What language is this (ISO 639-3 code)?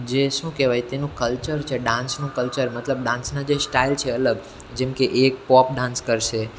guj